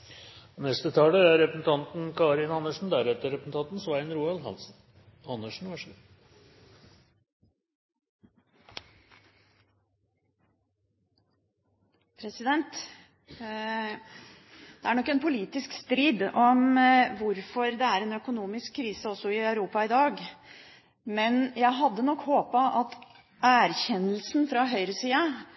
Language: Norwegian Bokmål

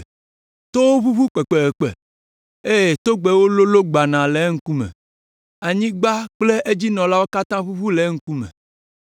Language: Ewe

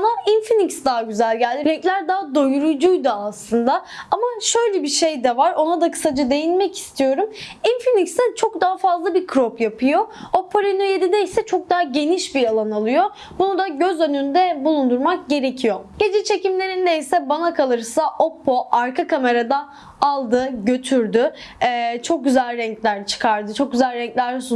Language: Turkish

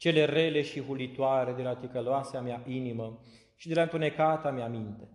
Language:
Romanian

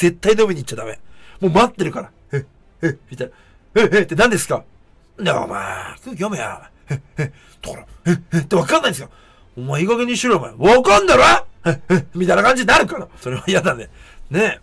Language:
Japanese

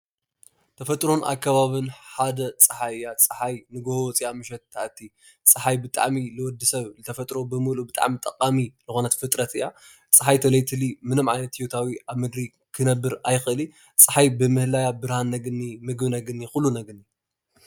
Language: Tigrinya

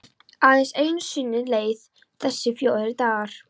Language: Icelandic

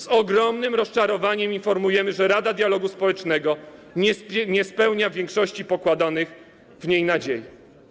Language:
Polish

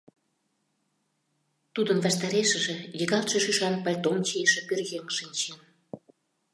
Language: Mari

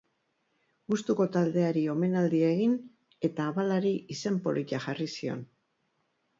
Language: Basque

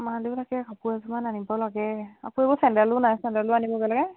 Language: Assamese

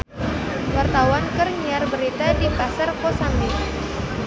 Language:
Sundanese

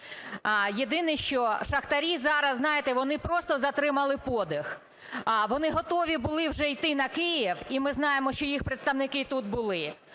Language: Ukrainian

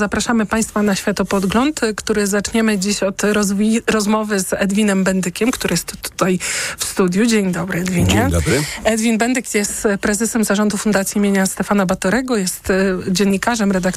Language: Polish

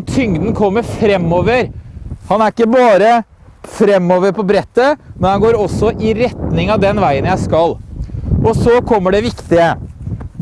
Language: Norwegian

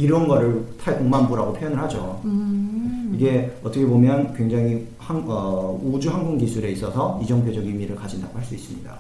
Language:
Korean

